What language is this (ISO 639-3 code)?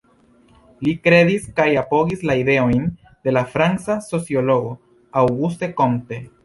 epo